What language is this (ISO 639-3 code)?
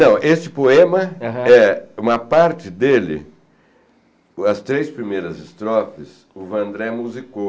por